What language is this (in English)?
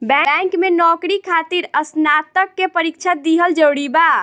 Bhojpuri